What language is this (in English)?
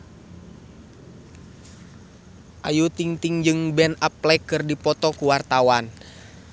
Sundanese